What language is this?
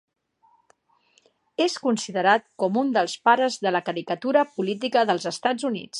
Catalan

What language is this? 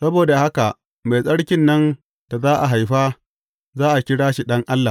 Hausa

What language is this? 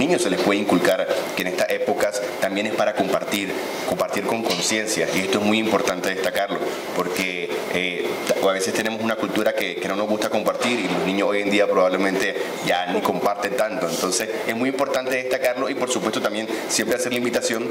Spanish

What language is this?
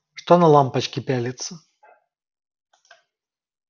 Russian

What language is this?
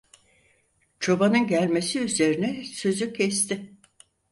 Turkish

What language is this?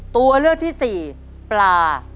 Thai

